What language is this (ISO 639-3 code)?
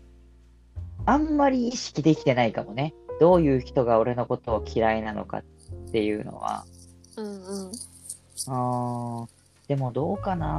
jpn